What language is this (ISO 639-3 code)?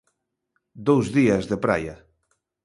glg